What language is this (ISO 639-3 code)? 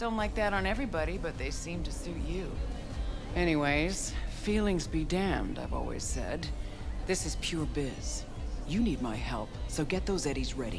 tur